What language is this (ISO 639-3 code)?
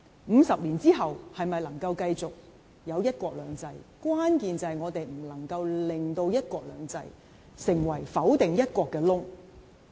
yue